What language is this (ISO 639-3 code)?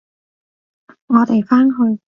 yue